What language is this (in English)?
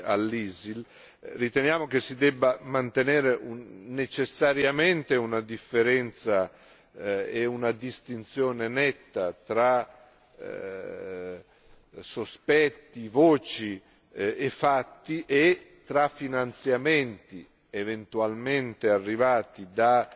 Italian